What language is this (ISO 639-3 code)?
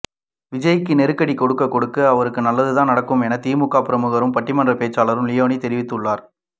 tam